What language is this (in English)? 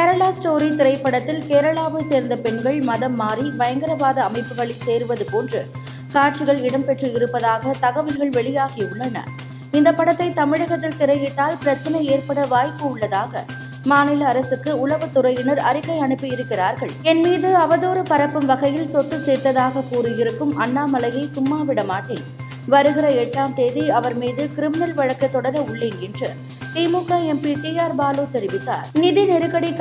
Tamil